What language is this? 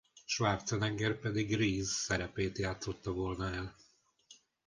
Hungarian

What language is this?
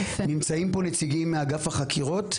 Hebrew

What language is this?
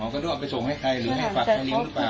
Thai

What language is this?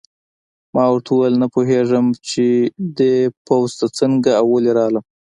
Pashto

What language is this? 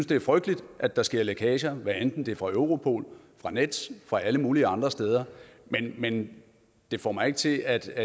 Danish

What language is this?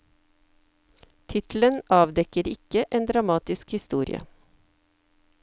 Norwegian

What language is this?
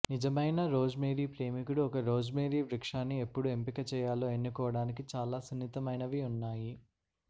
Telugu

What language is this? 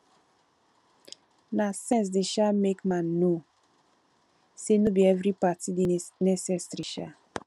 Nigerian Pidgin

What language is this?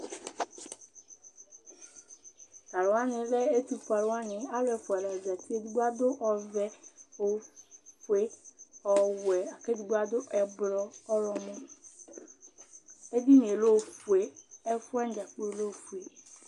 Ikposo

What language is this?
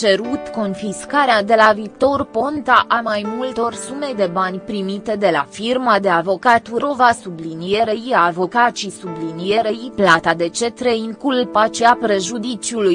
Romanian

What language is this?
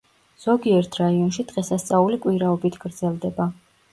Georgian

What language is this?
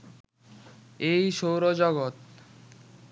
Bangla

